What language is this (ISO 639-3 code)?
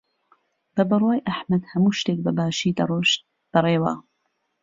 ckb